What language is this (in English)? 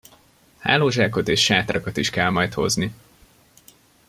Hungarian